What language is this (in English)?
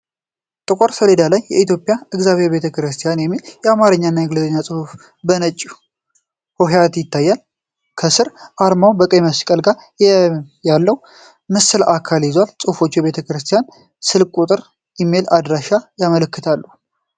Amharic